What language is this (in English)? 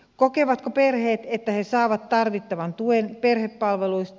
Finnish